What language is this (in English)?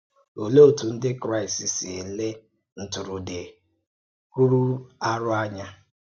Igbo